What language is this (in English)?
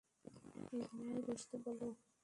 Bangla